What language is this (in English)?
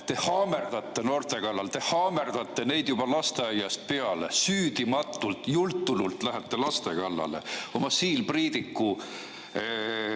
Estonian